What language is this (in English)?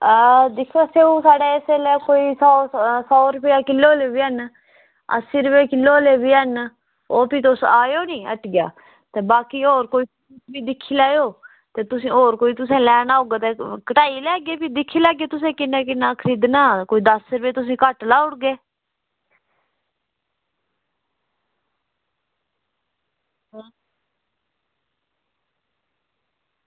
Dogri